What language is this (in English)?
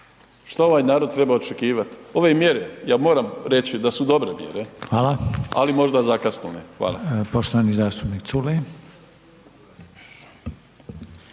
Croatian